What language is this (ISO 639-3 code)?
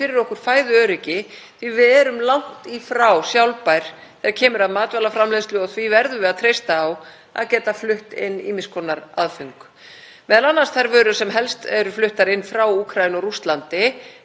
isl